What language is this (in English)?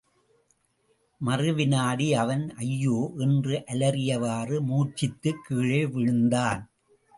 Tamil